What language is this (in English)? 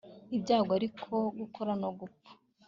Kinyarwanda